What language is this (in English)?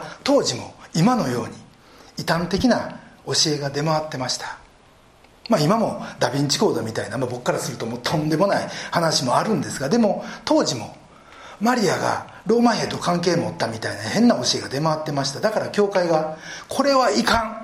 Japanese